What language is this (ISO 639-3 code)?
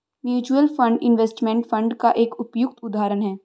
hin